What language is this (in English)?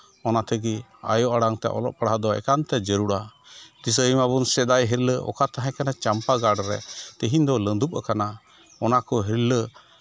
Santali